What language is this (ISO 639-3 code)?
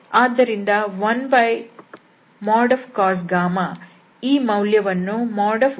kan